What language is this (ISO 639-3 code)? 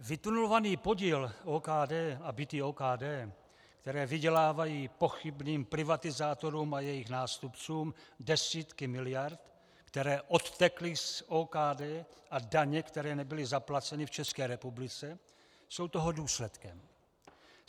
ces